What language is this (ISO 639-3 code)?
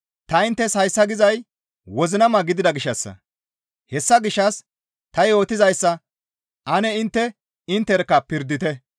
gmv